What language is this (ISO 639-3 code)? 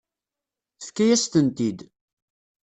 kab